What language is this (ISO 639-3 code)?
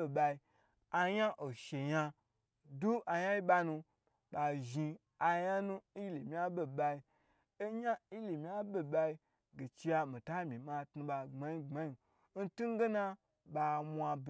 gbr